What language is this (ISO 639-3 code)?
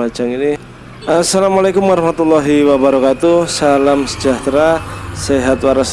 ind